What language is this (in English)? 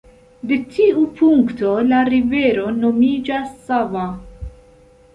Esperanto